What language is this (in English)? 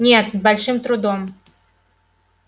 Russian